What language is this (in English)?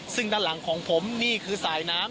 Thai